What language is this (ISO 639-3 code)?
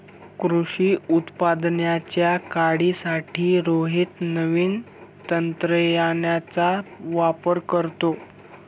mar